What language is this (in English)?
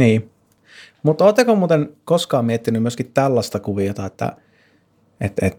Finnish